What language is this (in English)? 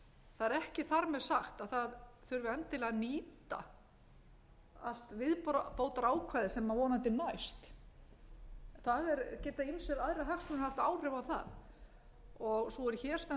Icelandic